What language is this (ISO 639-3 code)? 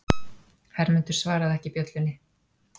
isl